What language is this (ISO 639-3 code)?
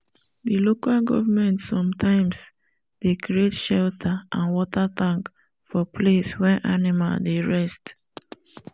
pcm